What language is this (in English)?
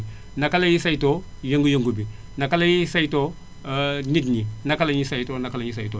Wolof